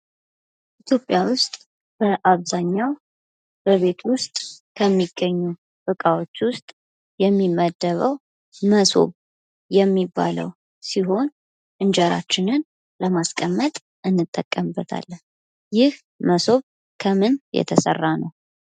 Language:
Amharic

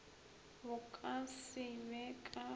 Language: Northern Sotho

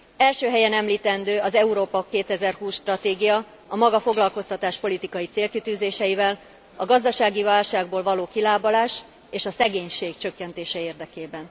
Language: Hungarian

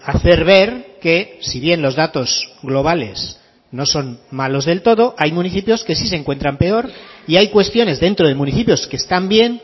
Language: Spanish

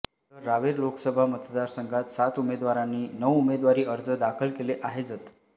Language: Marathi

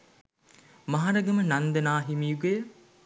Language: Sinhala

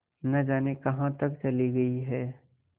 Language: Hindi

